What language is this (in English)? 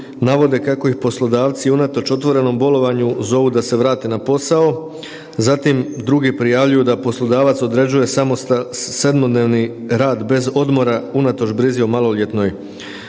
Croatian